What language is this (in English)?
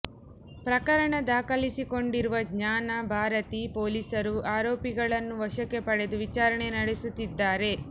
Kannada